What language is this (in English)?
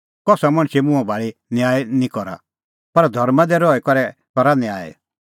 Kullu Pahari